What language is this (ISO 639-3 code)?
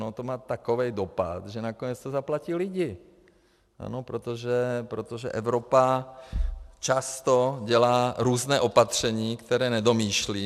ces